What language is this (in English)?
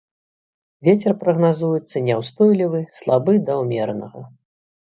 Belarusian